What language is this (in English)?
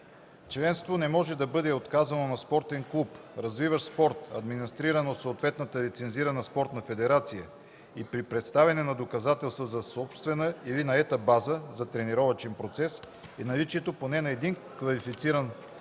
Bulgarian